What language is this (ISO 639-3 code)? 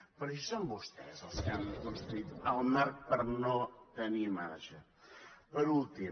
cat